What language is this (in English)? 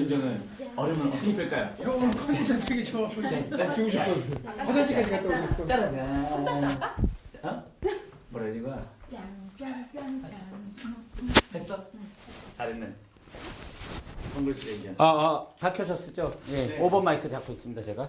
Korean